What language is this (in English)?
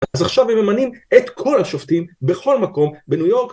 Hebrew